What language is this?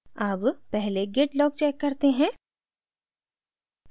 Hindi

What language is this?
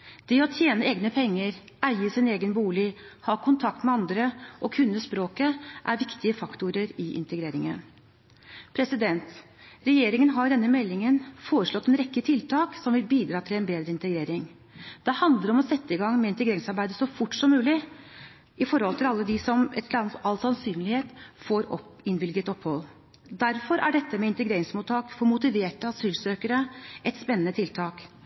Norwegian Bokmål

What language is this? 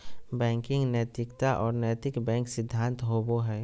Magahi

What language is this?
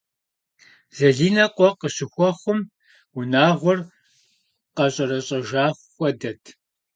Kabardian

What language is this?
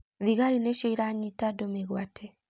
Kikuyu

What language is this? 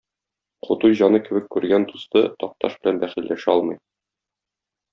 Tatar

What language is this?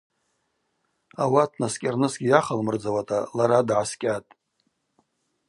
Abaza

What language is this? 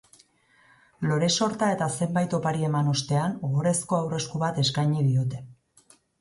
Basque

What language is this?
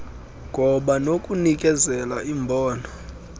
Xhosa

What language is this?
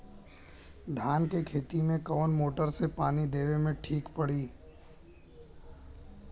Bhojpuri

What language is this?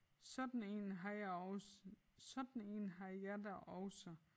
Danish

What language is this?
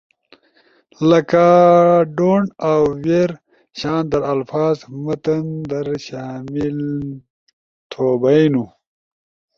Ushojo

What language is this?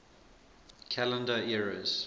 English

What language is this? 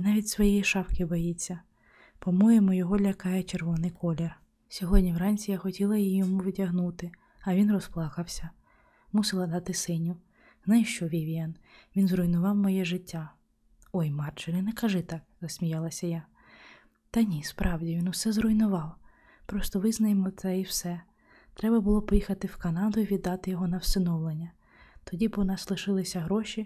Ukrainian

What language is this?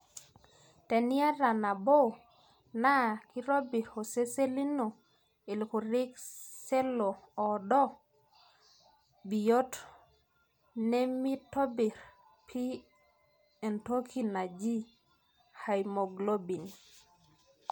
Masai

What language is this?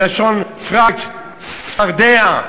Hebrew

